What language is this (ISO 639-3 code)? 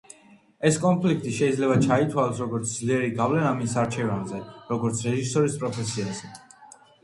kat